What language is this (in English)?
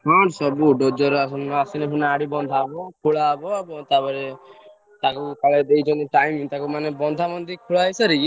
Odia